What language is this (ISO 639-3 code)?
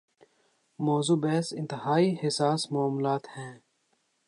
urd